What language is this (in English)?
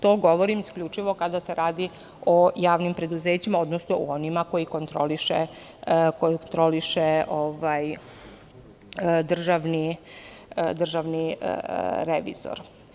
Serbian